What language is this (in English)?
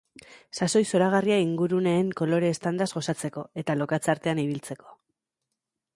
Basque